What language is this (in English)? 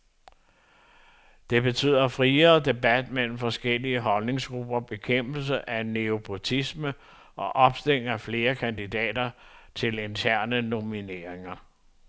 Danish